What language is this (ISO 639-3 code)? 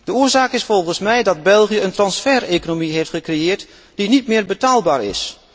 nld